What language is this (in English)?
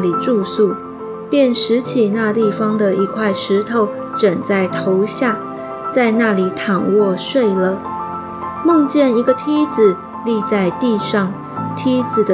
Chinese